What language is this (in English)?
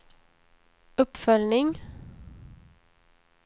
Swedish